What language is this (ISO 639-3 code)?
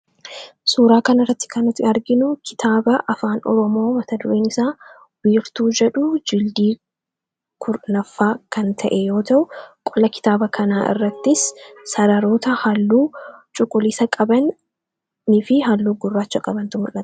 orm